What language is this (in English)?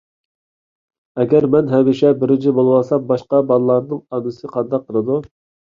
Uyghur